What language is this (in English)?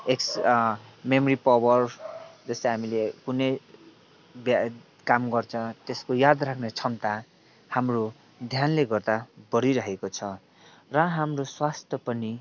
Nepali